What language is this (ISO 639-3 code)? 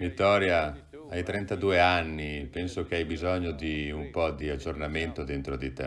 ita